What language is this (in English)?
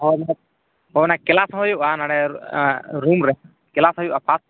Santali